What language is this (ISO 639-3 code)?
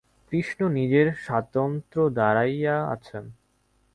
ben